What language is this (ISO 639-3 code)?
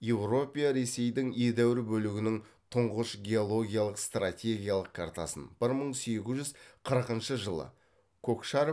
kaz